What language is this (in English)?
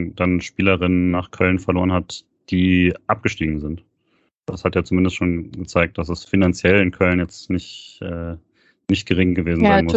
German